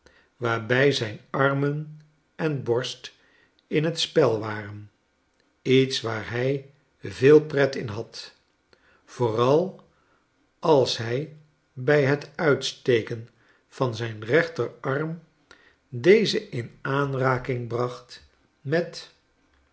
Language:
Dutch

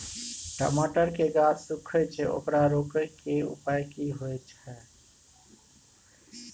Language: Maithili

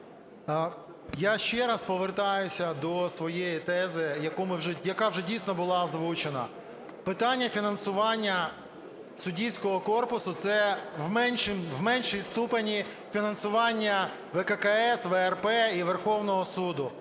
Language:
Ukrainian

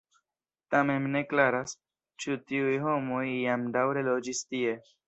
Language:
Esperanto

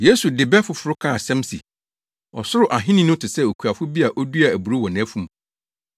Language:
Akan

